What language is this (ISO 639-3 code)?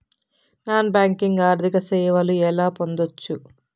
tel